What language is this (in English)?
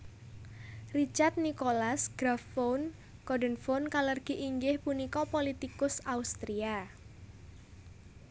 Javanese